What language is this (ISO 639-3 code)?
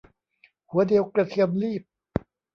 tha